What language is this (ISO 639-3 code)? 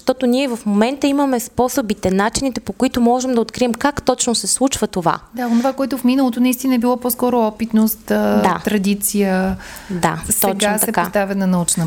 bul